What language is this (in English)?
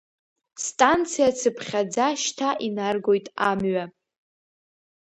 Abkhazian